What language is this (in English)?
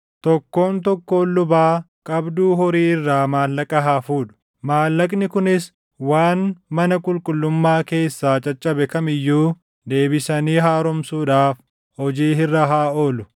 Oromo